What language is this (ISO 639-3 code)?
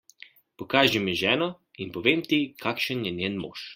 slv